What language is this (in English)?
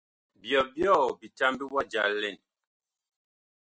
Bakoko